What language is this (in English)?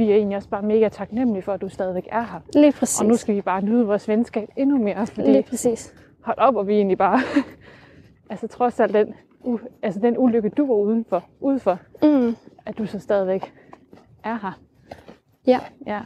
Danish